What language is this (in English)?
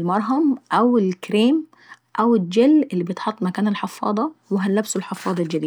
Saidi Arabic